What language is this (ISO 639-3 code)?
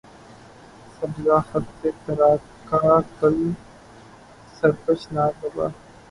urd